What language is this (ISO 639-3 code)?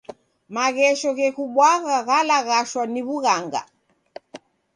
dav